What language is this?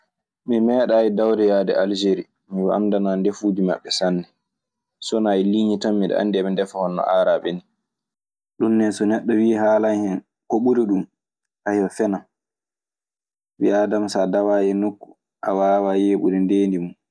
Maasina Fulfulde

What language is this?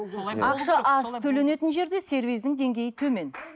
Kazakh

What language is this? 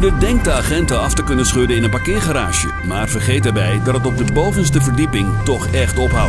Dutch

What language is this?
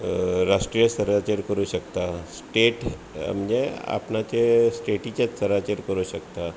Konkani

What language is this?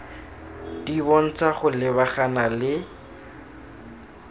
Tswana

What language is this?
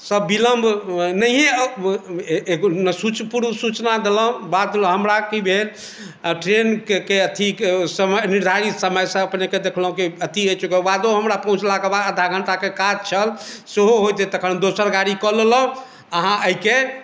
Maithili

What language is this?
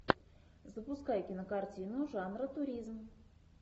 Russian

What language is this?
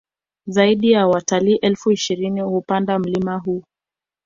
Swahili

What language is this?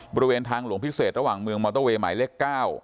Thai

